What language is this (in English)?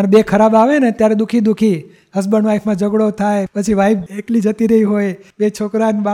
Gujarati